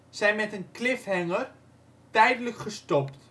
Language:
Dutch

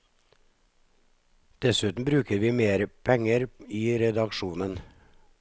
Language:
Norwegian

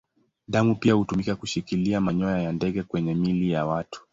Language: Swahili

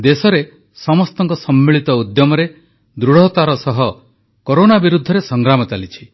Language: Odia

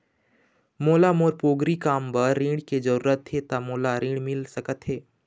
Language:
Chhattisgarhi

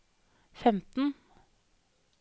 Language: Norwegian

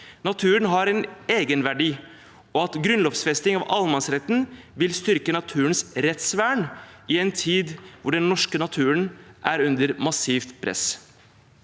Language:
Norwegian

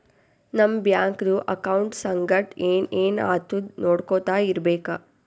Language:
Kannada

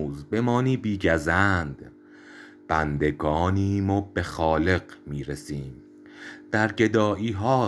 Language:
Persian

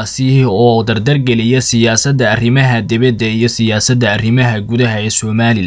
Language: Arabic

